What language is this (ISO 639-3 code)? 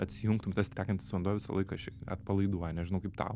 lit